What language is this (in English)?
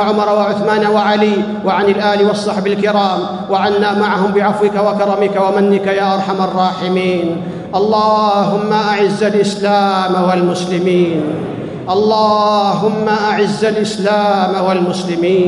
Arabic